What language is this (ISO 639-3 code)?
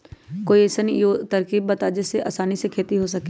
mag